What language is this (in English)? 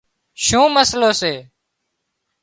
Wadiyara Koli